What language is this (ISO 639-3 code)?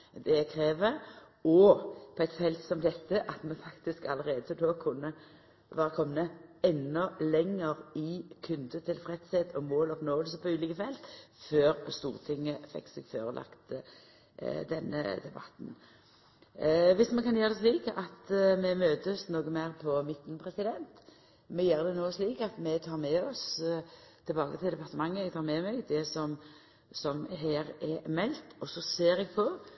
nno